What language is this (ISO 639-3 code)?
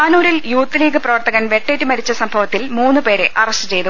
mal